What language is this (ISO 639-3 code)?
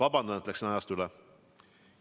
est